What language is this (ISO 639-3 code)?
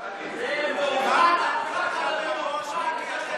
heb